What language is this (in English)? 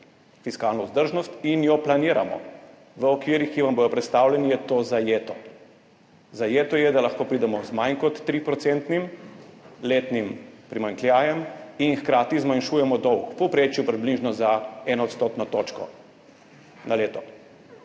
Slovenian